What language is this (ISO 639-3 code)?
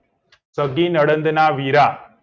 guj